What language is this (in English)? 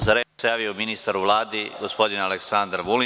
Serbian